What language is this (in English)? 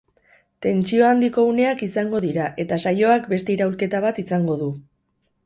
Basque